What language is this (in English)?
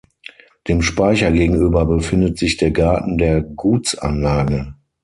German